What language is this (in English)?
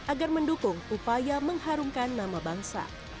Indonesian